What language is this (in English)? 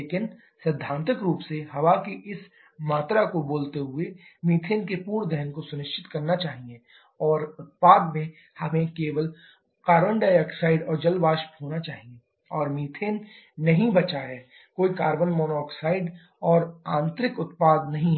Hindi